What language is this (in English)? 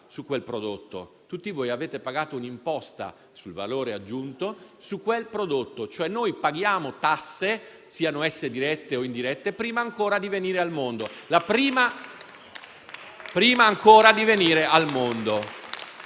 Italian